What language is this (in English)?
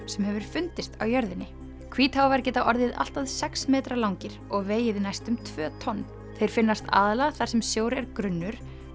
Icelandic